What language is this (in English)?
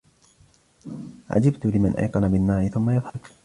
Arabic